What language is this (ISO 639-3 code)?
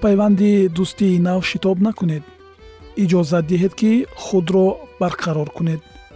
fas